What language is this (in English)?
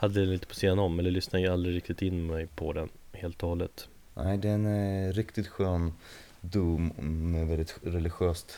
Swedish